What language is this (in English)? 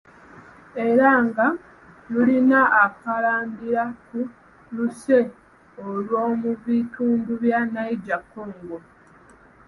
Ganda